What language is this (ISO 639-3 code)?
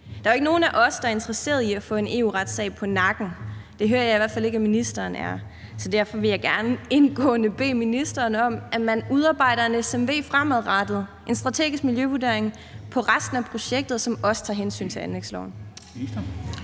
dan